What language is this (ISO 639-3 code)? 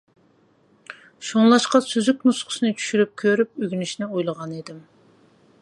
uig